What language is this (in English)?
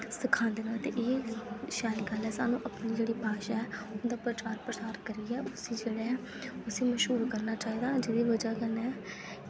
Dogri